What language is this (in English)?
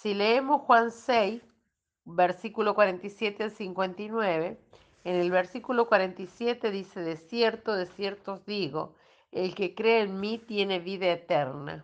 Spanish